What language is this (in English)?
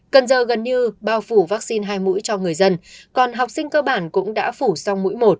Vietnamese